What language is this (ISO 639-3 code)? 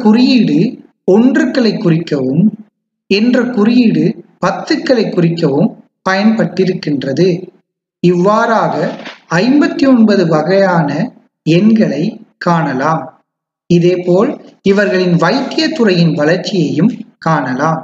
tam